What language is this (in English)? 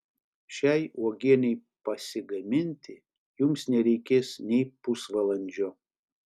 Lithuanian